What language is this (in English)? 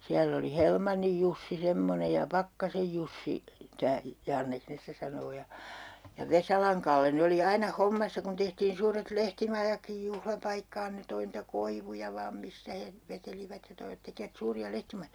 Finnish